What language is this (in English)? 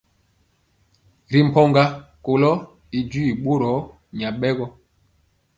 Mpiemo